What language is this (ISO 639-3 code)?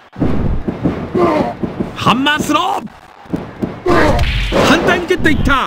jpn